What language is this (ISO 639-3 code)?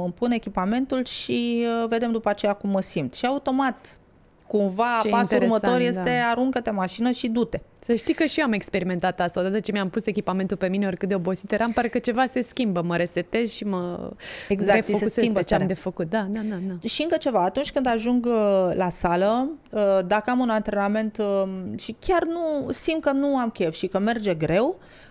ron